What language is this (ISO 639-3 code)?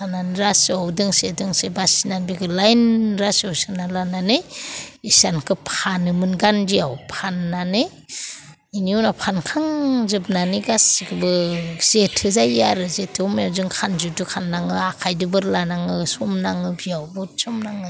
brx